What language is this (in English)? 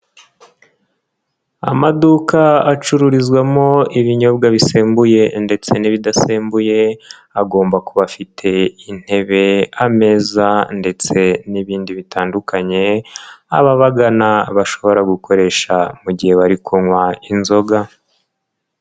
Kinyarwanda